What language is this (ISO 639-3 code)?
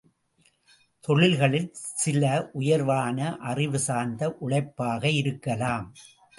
tam